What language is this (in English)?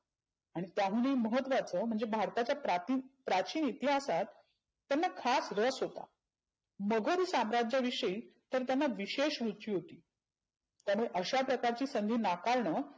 Marathi